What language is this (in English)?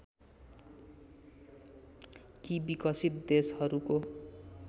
Nepali